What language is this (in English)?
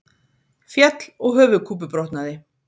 Icelandic